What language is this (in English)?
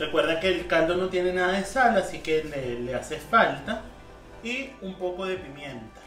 Spanish